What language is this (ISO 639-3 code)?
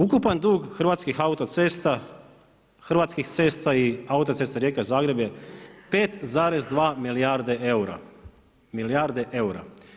hrv